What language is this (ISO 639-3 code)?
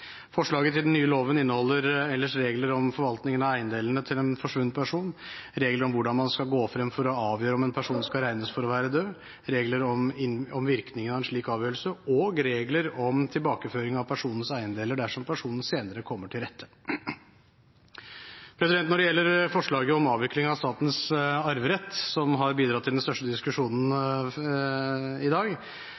nob